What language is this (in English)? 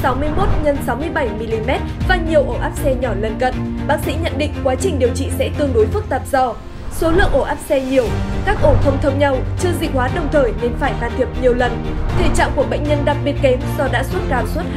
Vietnamese